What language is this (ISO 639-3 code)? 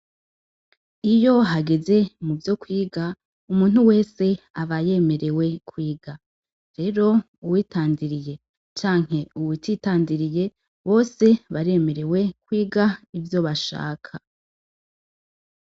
run